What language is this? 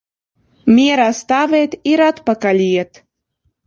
Latvian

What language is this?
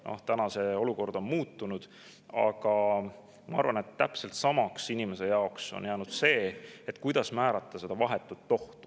Estonian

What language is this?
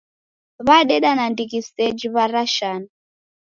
Taita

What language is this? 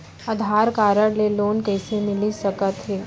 Chhattisgarhi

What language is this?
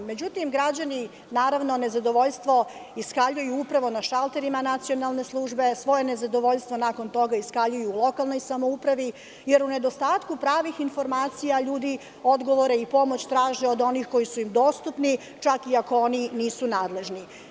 Serbian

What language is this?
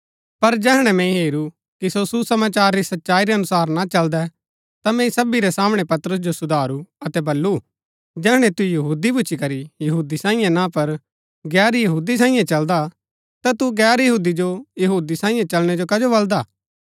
Gaddi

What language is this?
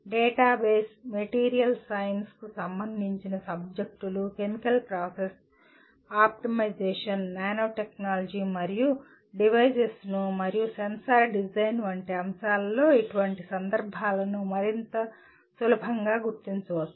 Telugu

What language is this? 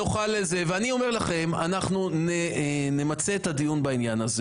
Hebrew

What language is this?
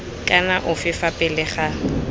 Tswana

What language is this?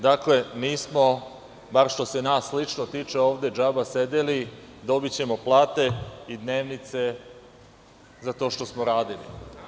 Serbian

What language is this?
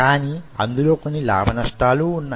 Telugu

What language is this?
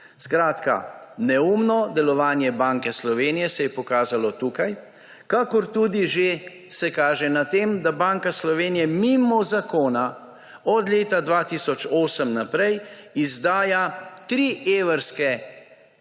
Slovenian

